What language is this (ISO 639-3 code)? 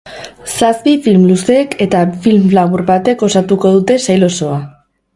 eus